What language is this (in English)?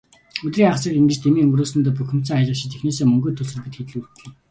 Mongolian